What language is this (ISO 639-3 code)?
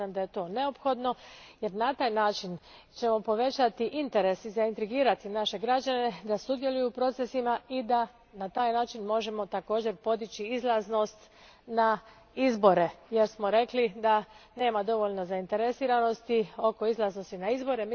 hrv